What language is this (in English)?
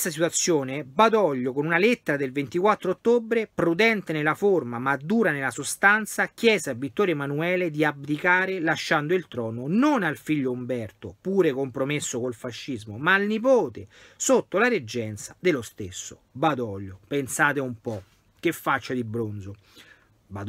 Italian